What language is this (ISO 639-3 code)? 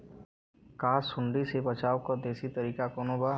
bho